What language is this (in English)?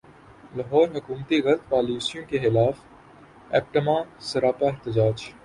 Urdu